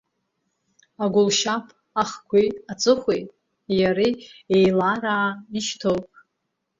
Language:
Abkhazian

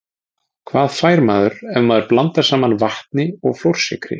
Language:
Icelandic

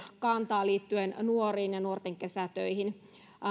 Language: Finnish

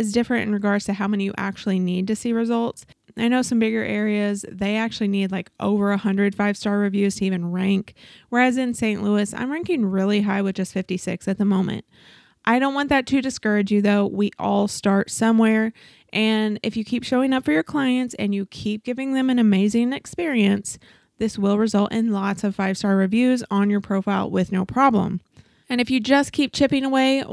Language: English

